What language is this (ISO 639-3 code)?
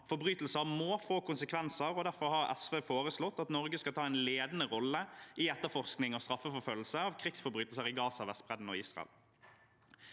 nor